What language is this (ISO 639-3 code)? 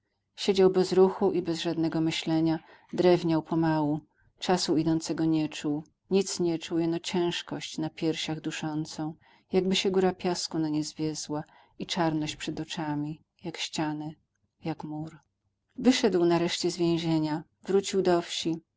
pol